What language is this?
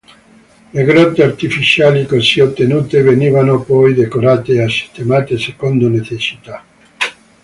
Italian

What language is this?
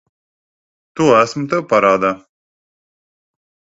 Latvian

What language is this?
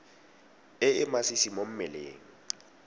Tswana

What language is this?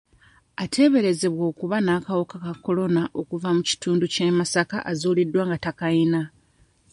Ganda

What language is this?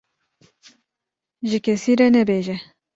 Kurdish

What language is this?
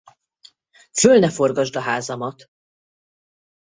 Hungarian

